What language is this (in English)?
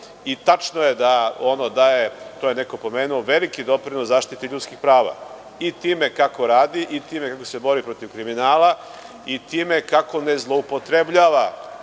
Serbian